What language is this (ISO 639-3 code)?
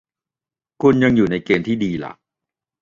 tha